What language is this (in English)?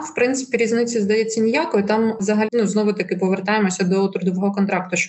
Ukrainian